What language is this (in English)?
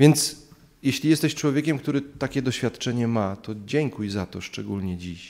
Polish